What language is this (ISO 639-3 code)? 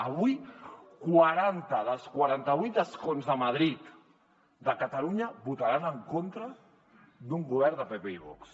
cat